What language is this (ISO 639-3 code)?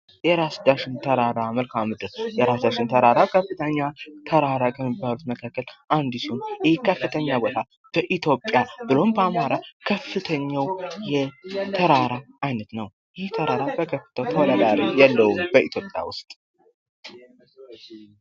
amh